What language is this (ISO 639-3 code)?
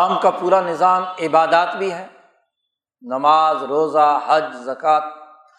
urd